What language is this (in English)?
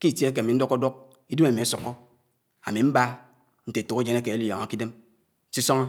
Anaang